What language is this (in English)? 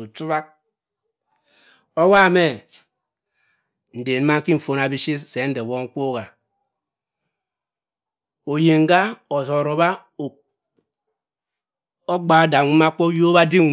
Cross River Mbembe